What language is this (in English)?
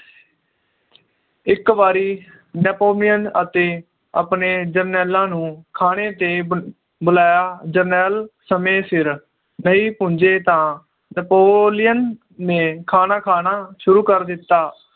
Punjabi